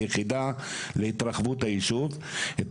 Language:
Hebrew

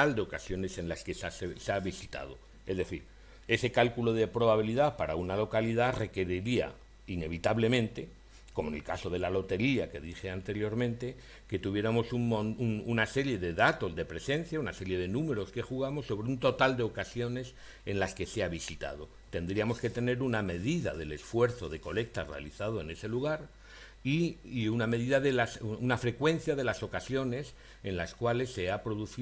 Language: Spanish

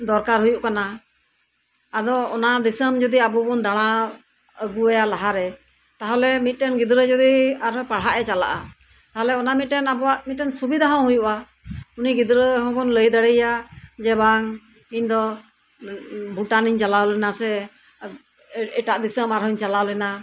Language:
Santali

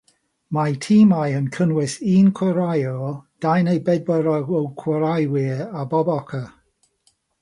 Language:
Welsh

